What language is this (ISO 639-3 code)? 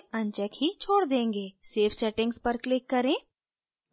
hin